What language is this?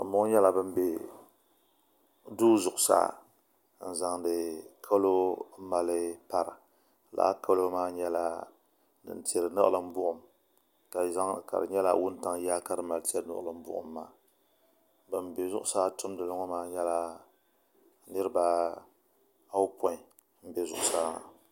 Dagbani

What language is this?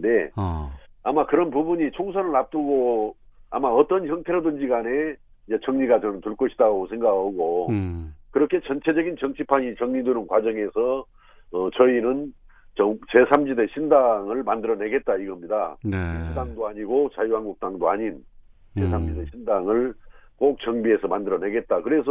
Korean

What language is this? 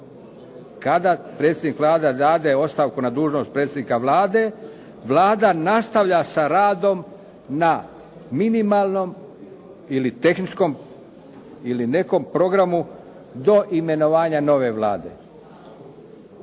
Croatian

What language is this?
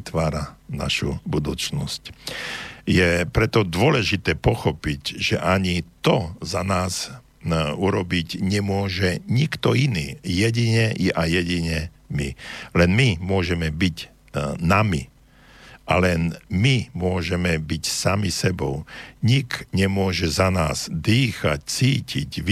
Slovak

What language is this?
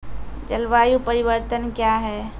Maithili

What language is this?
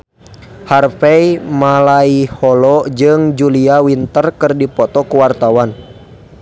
Sundanese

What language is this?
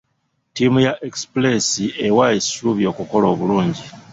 Ganda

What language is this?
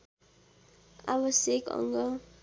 Nepali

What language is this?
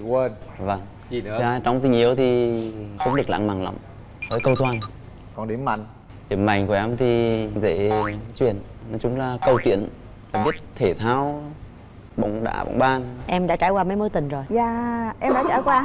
Vietnamese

